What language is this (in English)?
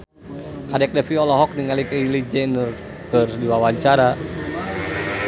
Sundanese